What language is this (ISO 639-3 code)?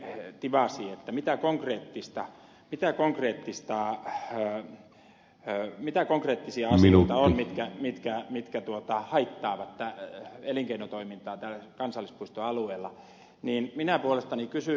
fin